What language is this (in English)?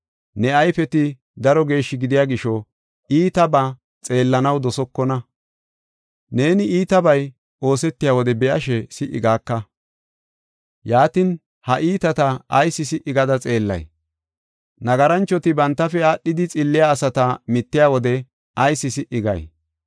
Gofa